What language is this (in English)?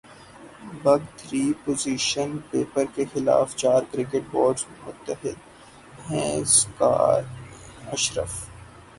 Urdu